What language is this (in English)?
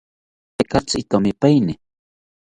South Ucayali Ashéninka